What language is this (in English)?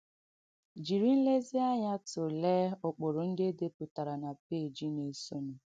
Igbo